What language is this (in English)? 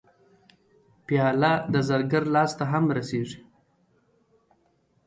Pashto